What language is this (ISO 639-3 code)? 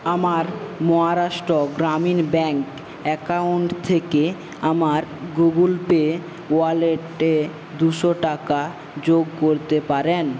ben